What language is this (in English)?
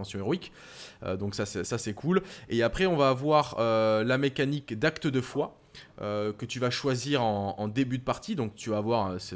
French